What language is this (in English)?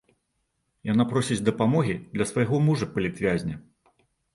Belarusian